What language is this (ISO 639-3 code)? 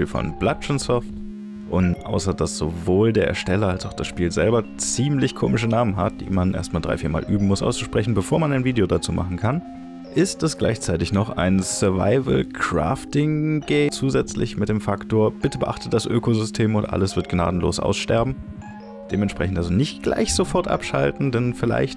deu